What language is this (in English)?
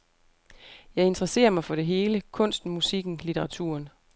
Danish